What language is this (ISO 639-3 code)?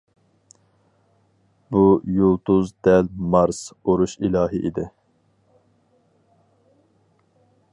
uig